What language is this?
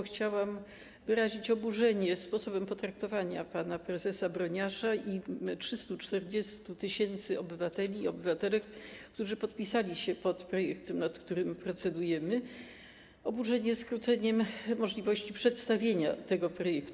Polish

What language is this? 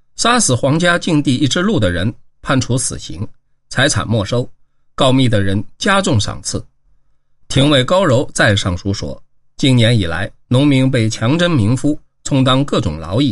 Chinese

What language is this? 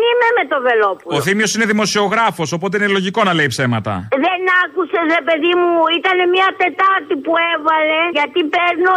Greek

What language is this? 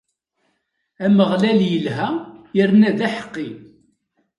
Kabyle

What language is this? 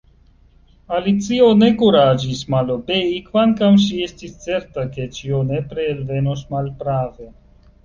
Esperanto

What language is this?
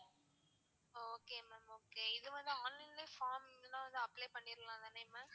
Tamil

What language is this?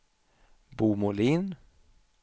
Swedish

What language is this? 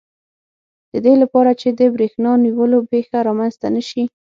Pashto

